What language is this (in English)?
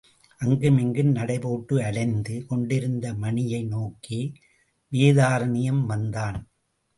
Tamil